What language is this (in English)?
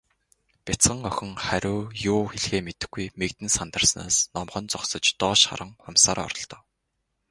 Mongolian